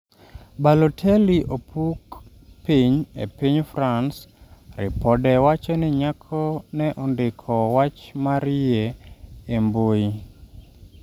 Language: Luo (Kenya and Tanzania)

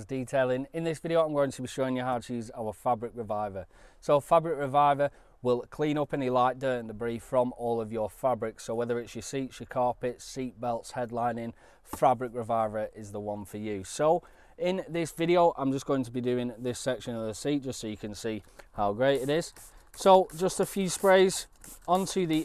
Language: English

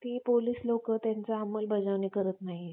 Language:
Marathi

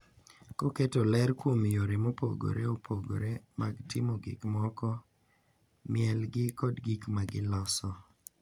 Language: Luo (Kenya and Tanzania)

